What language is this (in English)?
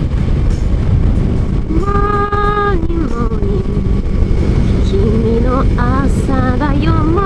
Japanese